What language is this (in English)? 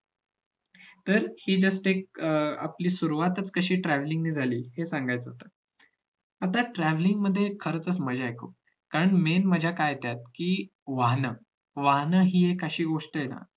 Marathi